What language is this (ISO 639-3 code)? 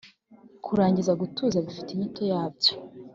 kin